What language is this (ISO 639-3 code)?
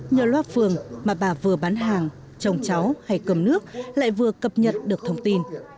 vie